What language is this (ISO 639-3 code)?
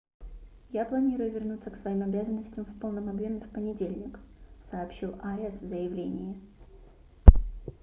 rus